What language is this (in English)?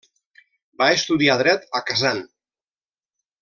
Catalan